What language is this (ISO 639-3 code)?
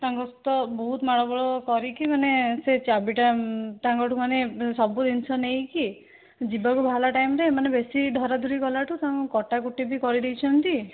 ori